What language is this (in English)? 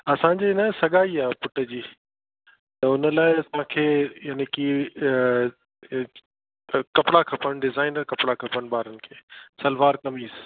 Sindhi